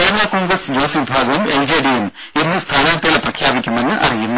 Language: Malayalam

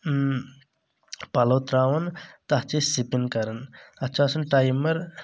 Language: Kashmiri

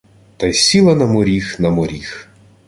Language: Ukrainian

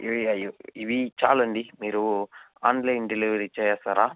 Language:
Telugu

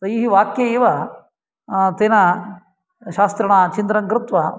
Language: Sanskrit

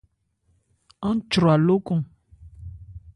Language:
Ebrié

